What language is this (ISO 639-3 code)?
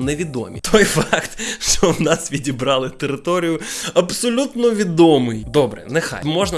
ukr